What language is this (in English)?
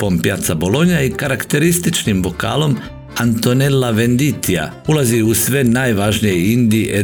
Croatian